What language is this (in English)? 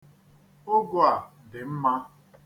Igbo